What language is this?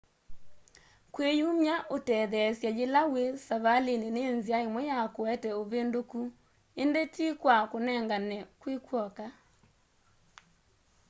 Kamba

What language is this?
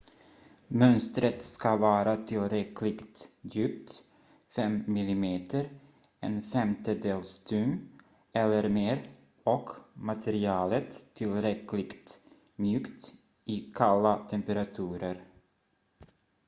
Swedish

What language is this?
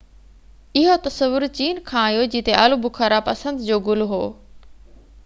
Sindhi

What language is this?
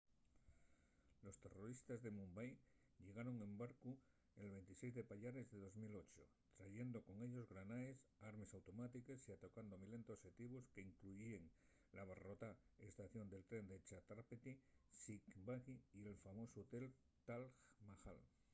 Asturian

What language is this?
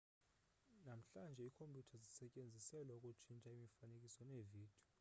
Xhosa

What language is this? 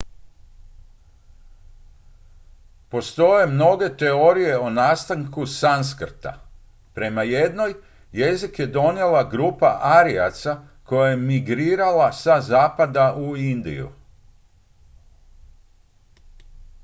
Croatian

